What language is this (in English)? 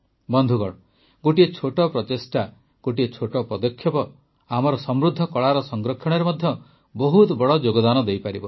Odia